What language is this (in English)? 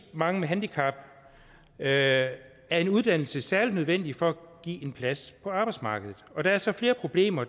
Danish